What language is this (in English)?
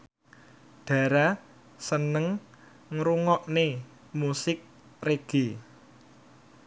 Javanese